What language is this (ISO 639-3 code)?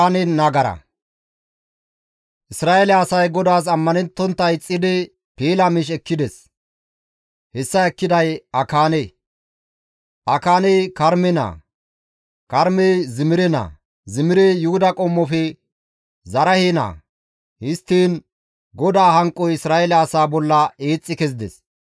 gmv